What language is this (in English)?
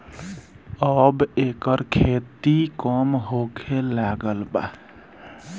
Bhojpuri